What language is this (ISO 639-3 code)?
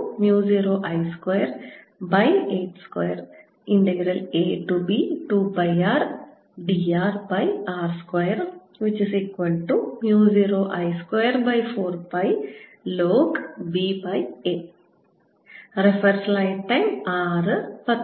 mal